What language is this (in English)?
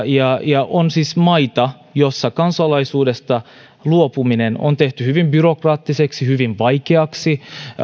Finnish